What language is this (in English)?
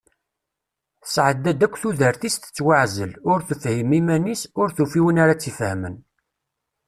Kabyle